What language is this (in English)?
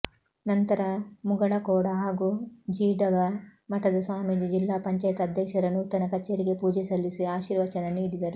Kannada